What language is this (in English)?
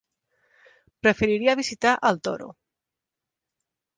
Catalan